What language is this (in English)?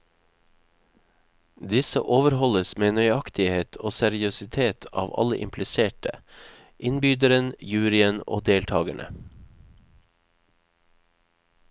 Norwegian